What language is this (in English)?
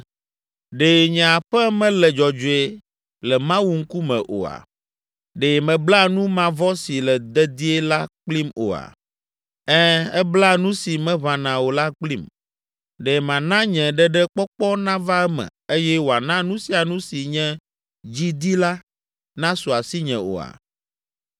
Ewe